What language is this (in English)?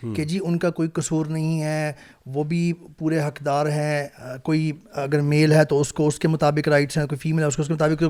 Urdu